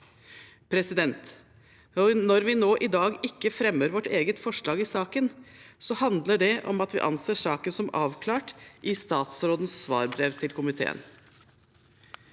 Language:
Norwegian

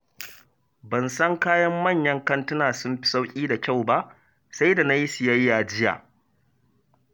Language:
Hausa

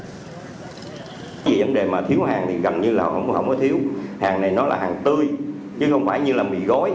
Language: Vietnamese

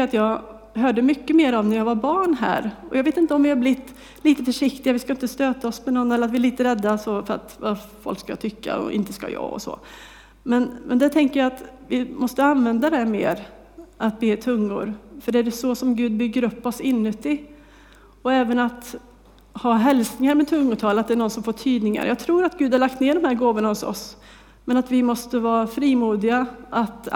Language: Swedish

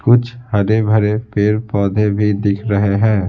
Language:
Hindi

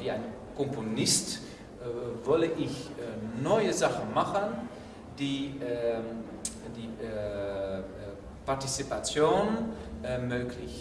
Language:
German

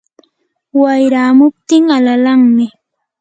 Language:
Yanahuanca Pasco Quechua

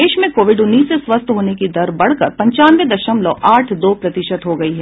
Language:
Hindi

